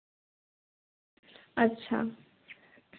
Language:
Santali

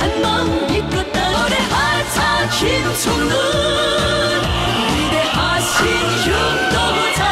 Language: Korean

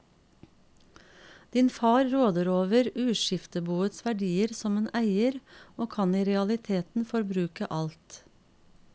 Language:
Norwegian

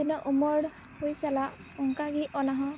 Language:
Santali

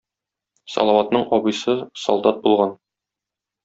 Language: Tatar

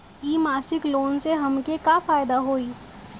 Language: Bhojpuri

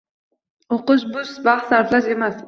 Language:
Uzbek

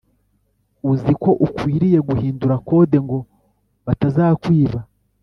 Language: Kinyarwanda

